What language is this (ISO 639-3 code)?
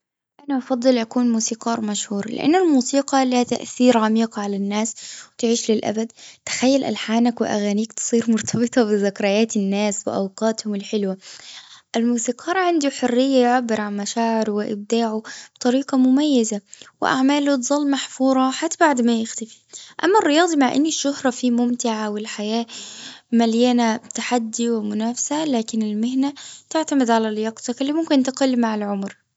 afb